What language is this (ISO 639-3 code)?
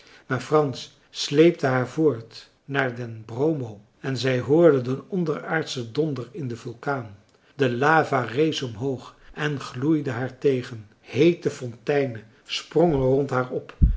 nld